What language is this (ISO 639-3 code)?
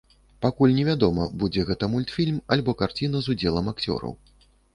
bel